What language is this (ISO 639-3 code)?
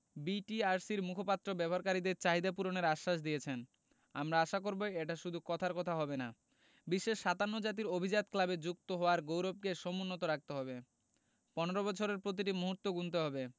ben